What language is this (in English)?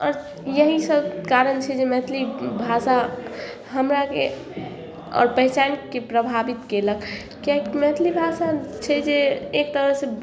Maithili